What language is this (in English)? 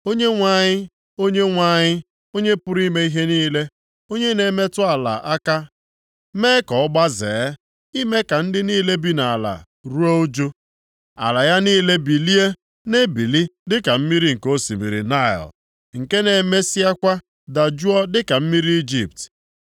Igbo